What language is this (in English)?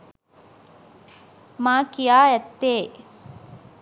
Sinhala